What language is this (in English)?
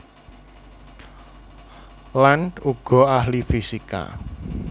Javanese